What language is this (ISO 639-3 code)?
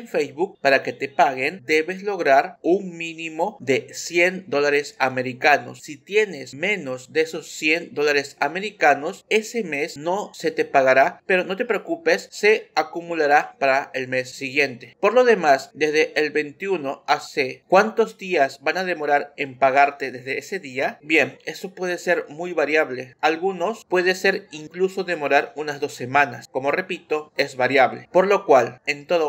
spa